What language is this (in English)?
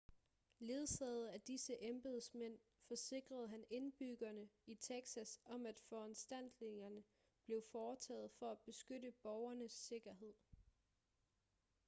Danish